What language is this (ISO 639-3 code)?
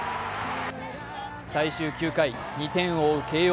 jpn